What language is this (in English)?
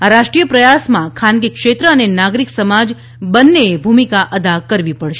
Gujarati